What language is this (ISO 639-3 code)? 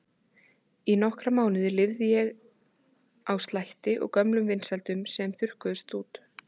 isl